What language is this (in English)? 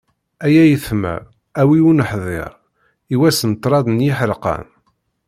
Kabyle